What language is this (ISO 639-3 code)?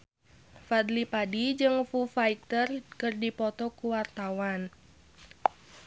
sun